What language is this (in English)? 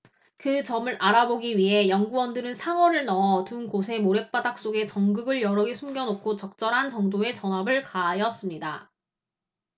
Korean